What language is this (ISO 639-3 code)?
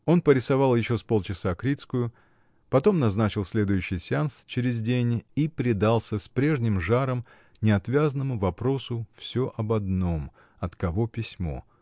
rus